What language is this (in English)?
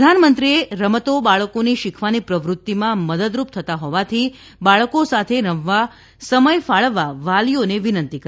Gujarati